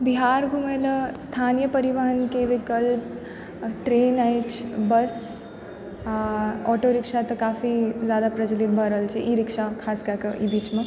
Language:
Maithili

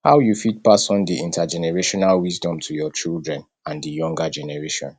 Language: Nigerian Pidgin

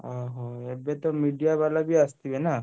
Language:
Odia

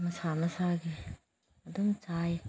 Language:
Manipuri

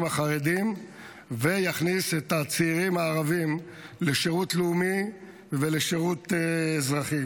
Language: Hebrew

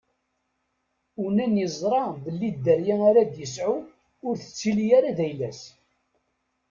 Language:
Kabyle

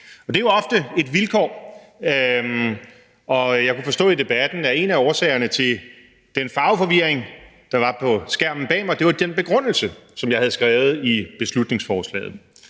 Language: Danish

